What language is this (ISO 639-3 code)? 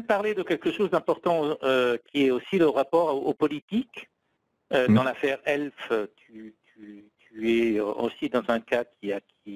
fra